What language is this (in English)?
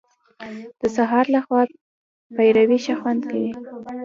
Pashto